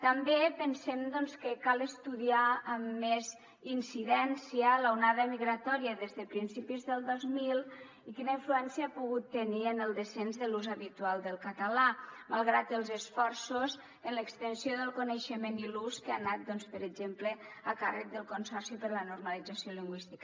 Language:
Catalan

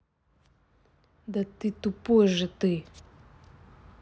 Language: Russian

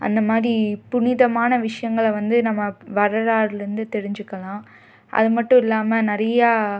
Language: Tamil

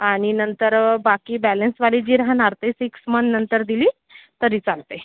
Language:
Marathi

